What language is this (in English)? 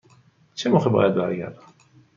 Persian